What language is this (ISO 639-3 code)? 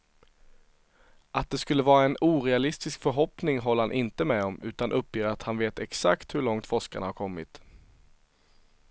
swe